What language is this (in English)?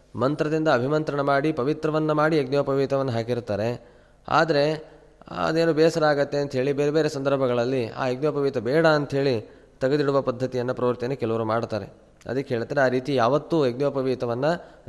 Kannada